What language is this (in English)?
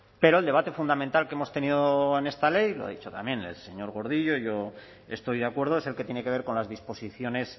Spanish